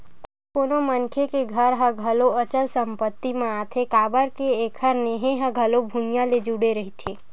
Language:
Chhattisgarhi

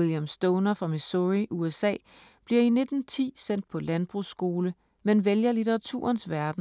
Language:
Danish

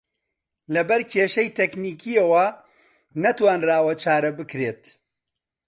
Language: Central Kurdish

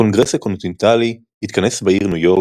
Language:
Hebrew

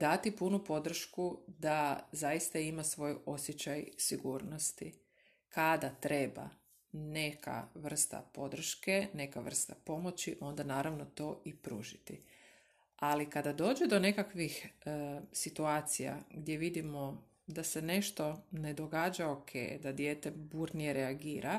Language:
Croatian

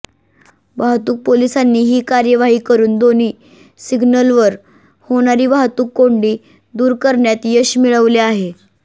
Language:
Marathi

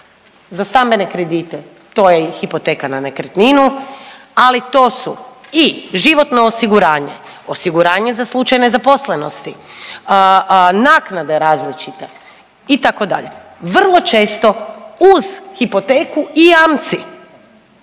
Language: Croatian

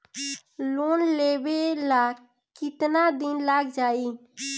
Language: Bhojpuri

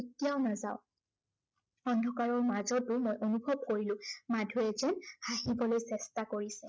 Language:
Assamese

